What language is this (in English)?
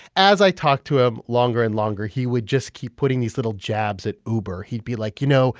English